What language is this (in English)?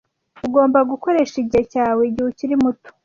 Kinyarwanda